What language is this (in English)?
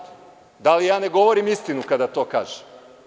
Serbian